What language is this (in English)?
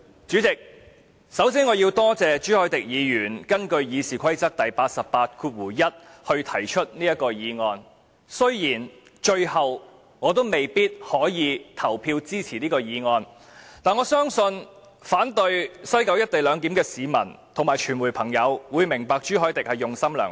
Cantonese